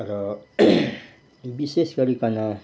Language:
Nepali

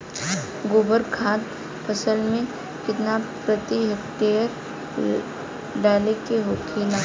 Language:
Bhojpuri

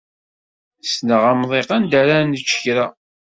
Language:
Kabyle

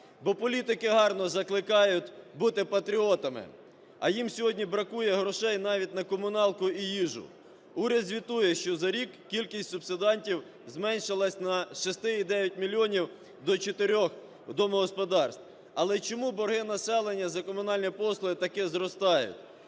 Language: Ukrainian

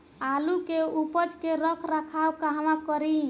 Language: Bhojpuri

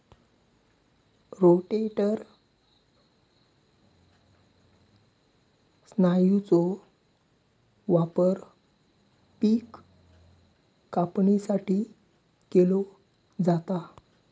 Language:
Marathi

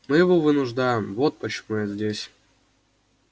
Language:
Russian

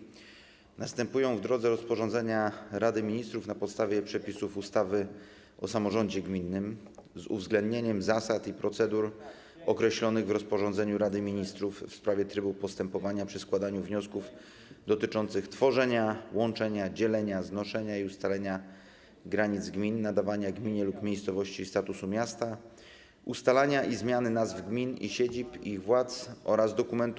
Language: Polish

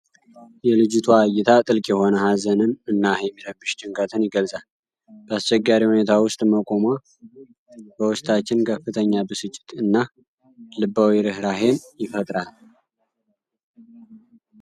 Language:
Amharic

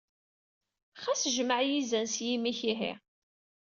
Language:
Kabyle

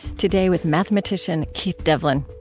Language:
English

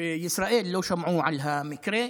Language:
Hebrew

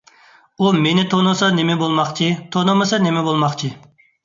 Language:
Uyghur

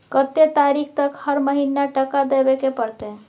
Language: Maithili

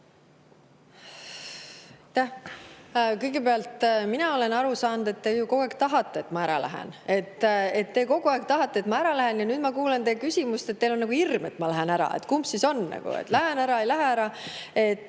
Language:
Estonian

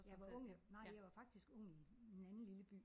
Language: Danish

